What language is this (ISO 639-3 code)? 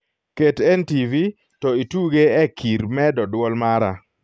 luo